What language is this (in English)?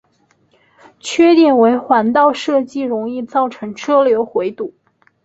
Chinese